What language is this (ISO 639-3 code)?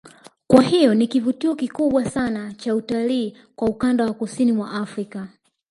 swa